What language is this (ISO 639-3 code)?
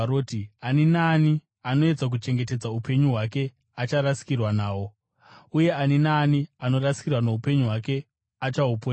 sna